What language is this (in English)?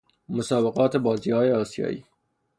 Persian